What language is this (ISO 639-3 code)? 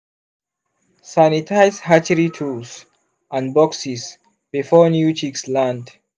pcm